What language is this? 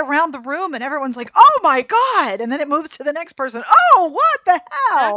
English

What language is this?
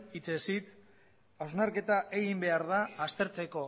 Basque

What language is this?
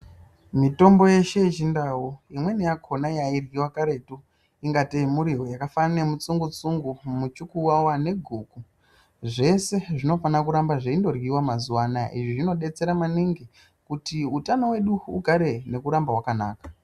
Ndau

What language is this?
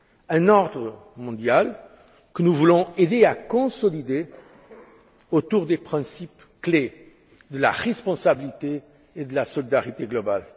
French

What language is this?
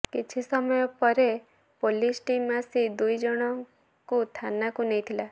Odia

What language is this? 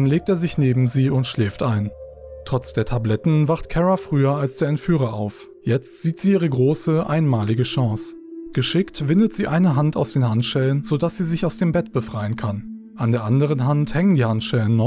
German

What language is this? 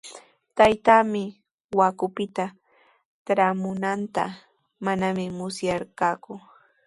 Sihuas Ancash Quechua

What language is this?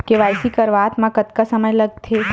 Chhattisgarhi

